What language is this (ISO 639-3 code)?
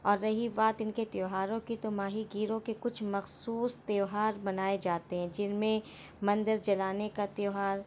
urd